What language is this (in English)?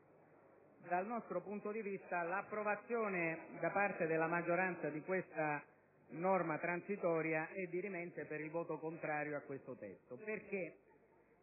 Italian